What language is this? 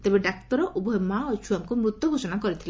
Odia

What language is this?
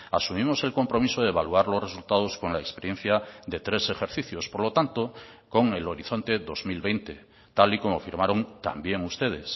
Spanish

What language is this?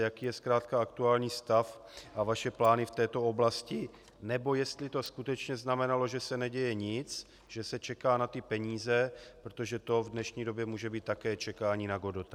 Czech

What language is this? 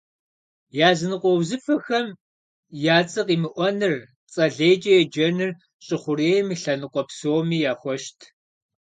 Kabardian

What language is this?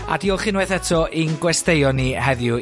Welsh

